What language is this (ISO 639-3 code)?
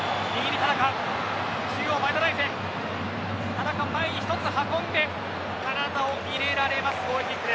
jpn